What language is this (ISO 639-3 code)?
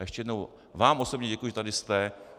ces